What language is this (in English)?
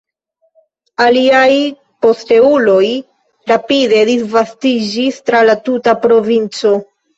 Esperanto